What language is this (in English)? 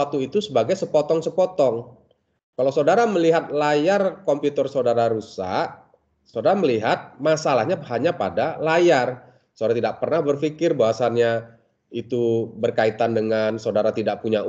Indonesian